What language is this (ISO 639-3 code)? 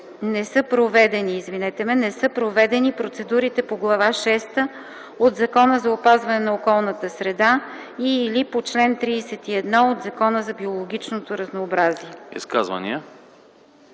bul